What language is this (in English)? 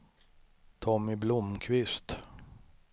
Swedish